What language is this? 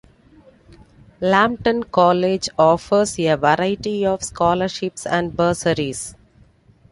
English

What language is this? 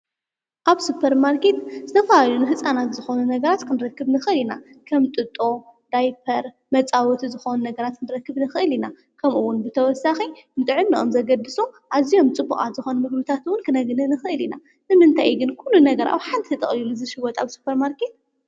Tigrinya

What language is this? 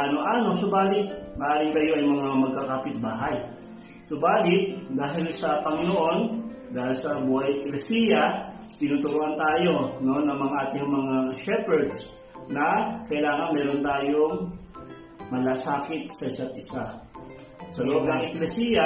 Filipino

